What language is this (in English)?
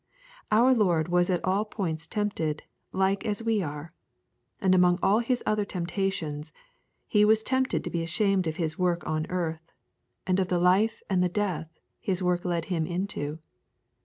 English